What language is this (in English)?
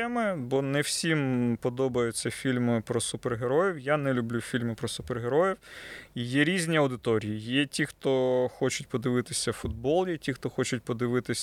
Ukrainian